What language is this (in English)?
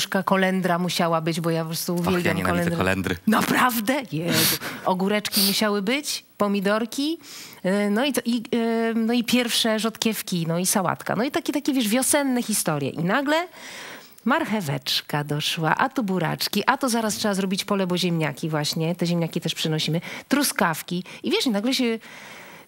Polish